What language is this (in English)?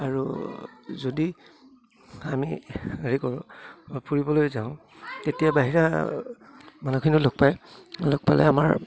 Assamese